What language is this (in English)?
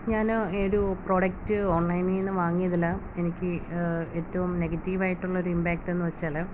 Malayalam